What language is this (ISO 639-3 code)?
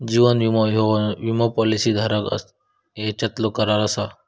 mar